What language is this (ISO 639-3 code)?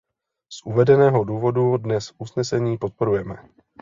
ces